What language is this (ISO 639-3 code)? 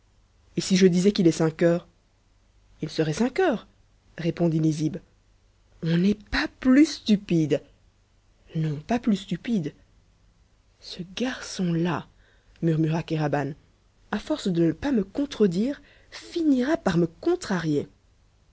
fra